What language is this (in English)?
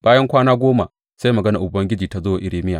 Hausa